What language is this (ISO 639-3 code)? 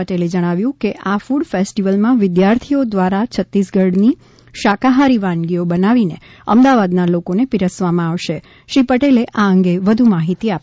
guj